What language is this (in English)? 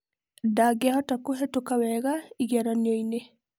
Kikuyu